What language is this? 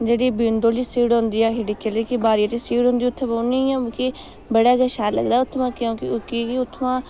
Dogri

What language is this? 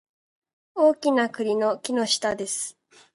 Japanese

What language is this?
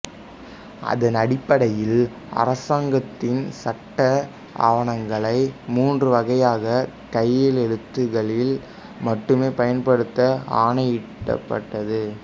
Tamil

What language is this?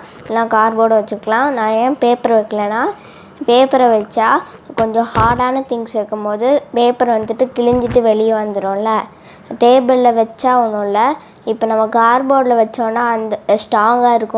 Romanian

